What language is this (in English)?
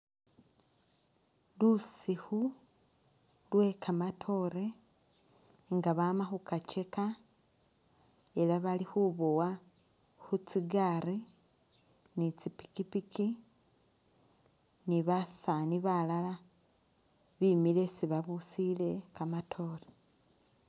Masaaba